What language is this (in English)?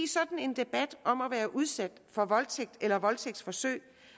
Danish